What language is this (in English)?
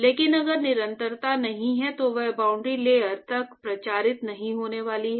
Hindi